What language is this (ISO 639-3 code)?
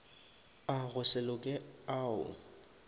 nso